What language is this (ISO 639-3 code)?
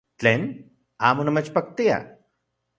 ncx